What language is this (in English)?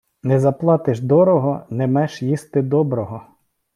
Ukrainian